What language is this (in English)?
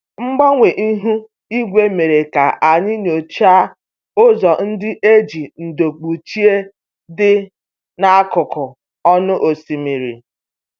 Igbo